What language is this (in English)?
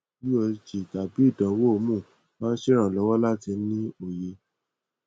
Yoruba